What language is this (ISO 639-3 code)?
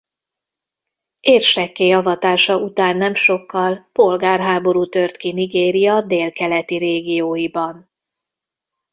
hun